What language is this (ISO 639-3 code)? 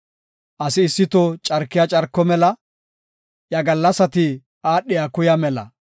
gof